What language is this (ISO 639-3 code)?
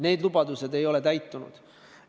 est